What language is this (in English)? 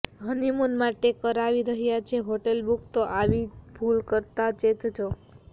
Gujarati